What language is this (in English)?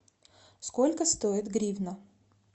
Russian